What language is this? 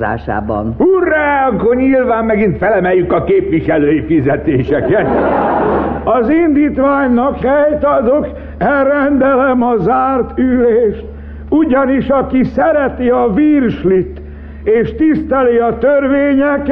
Hungarian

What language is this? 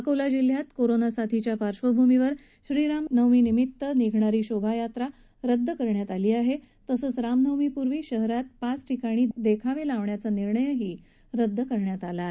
Marathi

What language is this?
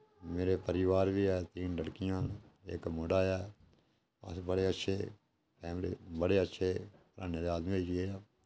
Dogri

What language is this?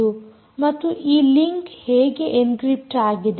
Kannada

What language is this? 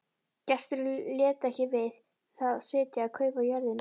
Icelandic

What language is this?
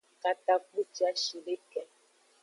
Aja (Benin)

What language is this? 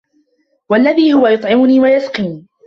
Arabic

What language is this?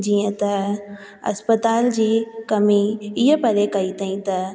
Sindhi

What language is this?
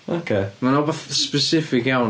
Welsh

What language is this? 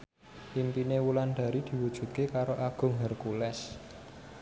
Javanese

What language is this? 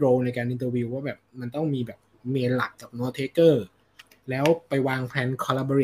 Thai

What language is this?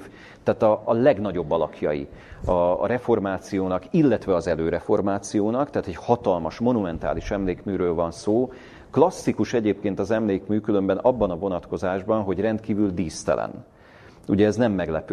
Hungarian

